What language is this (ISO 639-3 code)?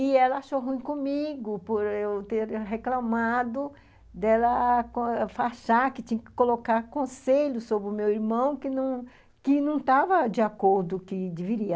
por